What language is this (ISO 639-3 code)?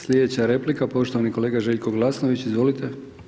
hrv